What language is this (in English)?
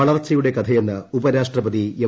Malayalam